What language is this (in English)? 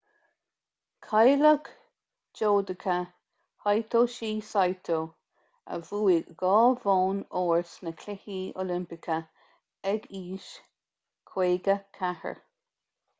Irish